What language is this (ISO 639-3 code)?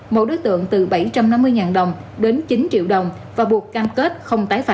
vie